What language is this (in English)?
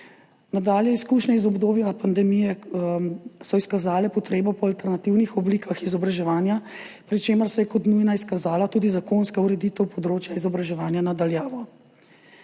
Slovenian